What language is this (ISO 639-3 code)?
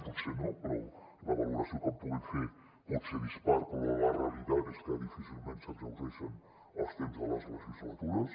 cat